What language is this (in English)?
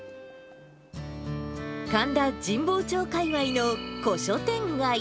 Japanese